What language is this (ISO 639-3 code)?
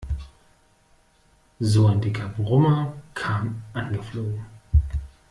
deu